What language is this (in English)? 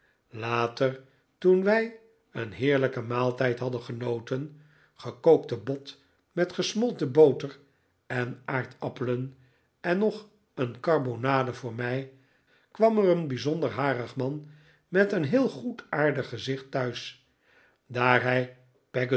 Dutch